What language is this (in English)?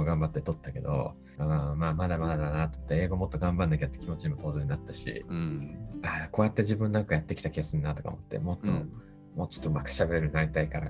Japanese